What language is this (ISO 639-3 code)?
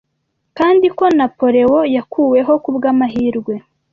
kin